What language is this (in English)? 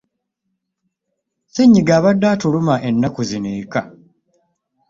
Ganda